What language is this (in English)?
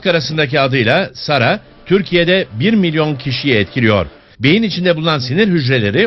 Turkish